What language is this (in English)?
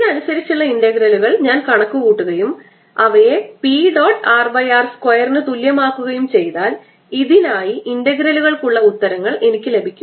Malayalam